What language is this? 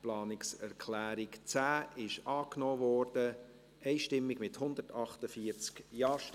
Swiss German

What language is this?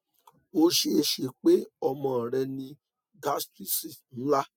Yoruba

